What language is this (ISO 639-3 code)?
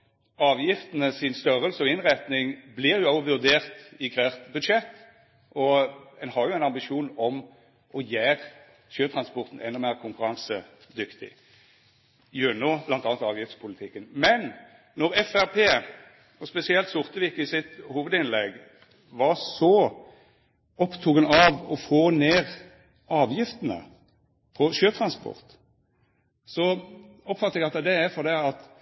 nno